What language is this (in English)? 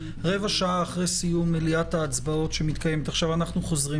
Hebrew